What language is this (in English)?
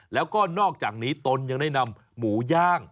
Thai